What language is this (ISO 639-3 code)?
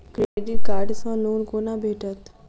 mai